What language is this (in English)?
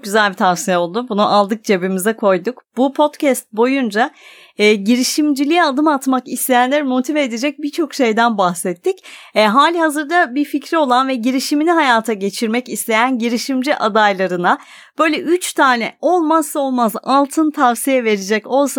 Turkish